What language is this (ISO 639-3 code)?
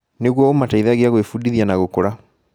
kik